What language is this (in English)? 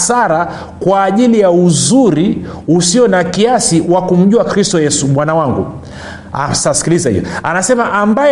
Swahili